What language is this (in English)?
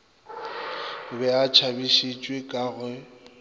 Northern Sotho